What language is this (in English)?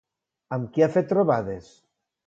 Catalan